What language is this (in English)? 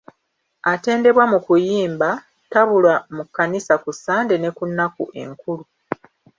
Ganda